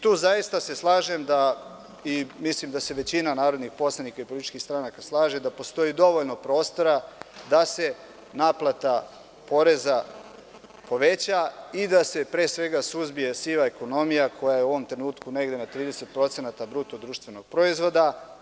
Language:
Serbian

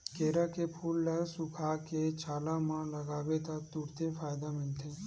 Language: Chhattisgarhi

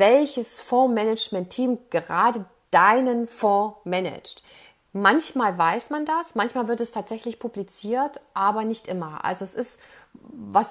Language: German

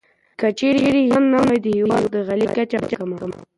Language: Pashto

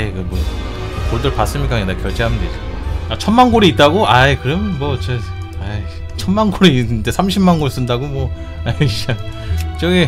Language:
Korean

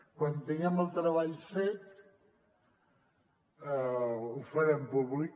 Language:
Catalan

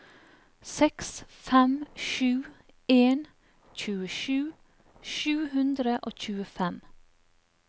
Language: Norwegian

